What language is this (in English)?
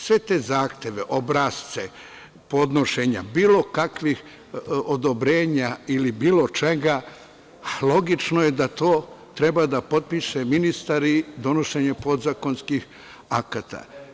Serbian